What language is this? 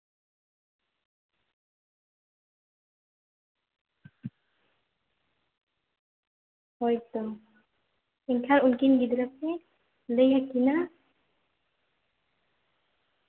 Santali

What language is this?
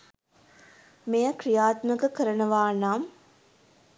Sinhala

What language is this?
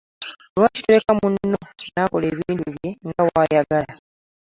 Ganda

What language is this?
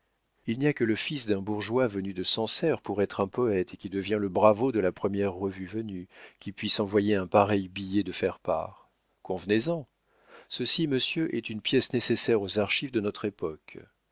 French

